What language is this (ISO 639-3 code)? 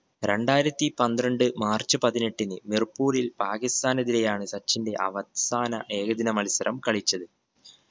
mal